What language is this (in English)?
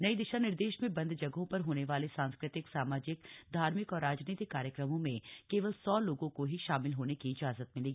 Hindi